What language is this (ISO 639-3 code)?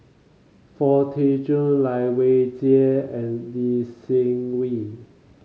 eng